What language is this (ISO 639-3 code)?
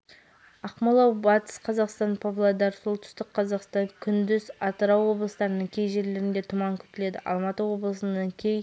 kaz